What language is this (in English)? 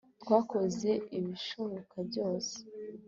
Kinyarwanda